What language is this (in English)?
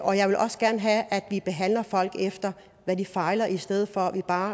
Danish